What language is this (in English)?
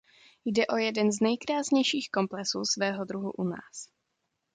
Czech